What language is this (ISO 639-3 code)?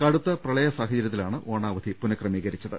mal